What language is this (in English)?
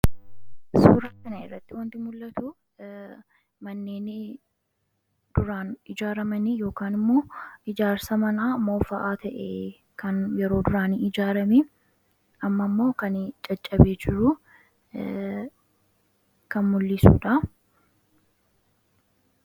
Oromo